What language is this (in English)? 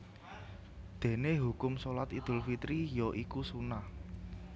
Javanese